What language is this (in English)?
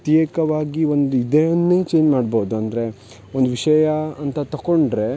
Kannada